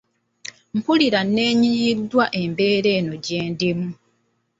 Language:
Ganda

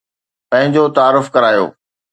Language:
Sindhi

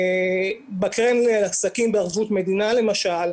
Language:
Hebrew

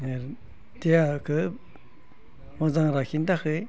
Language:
Bodo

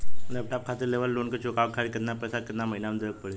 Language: Bhojpuri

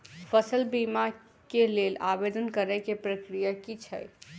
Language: Maithili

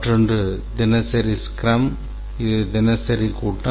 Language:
Tamil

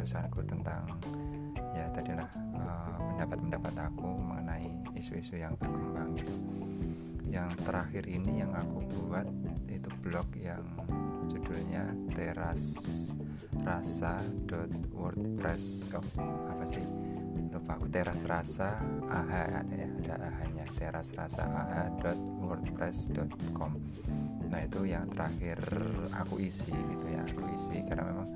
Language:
Indonesian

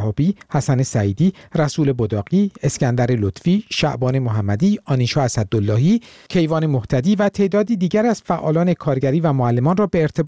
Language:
Persian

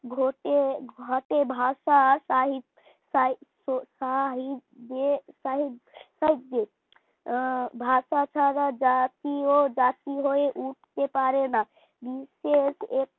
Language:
Bangla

